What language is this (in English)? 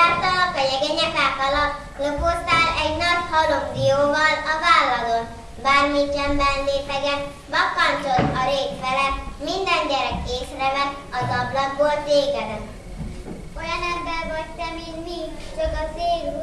Hungarian